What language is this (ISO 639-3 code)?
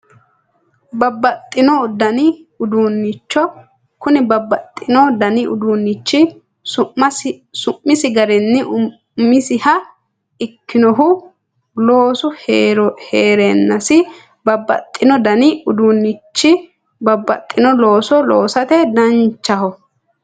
sid